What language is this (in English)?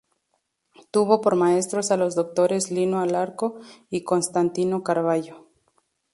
Spanish